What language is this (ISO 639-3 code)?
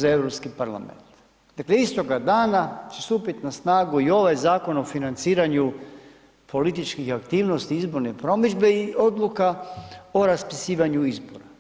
hrv